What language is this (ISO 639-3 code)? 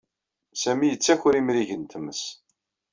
kab